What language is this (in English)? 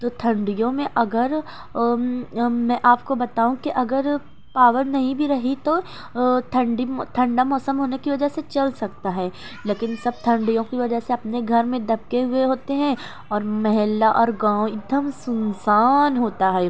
Urdu